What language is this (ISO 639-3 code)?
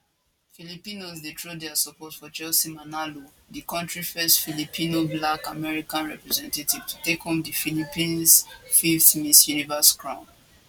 pcm